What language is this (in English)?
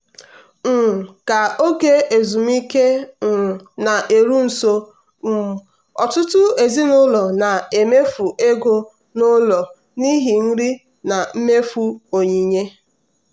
Igbo